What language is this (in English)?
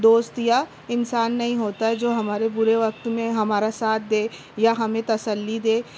Urdu